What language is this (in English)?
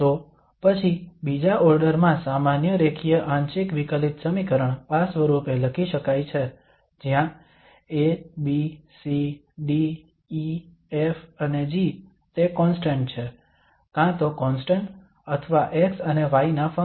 Gujarati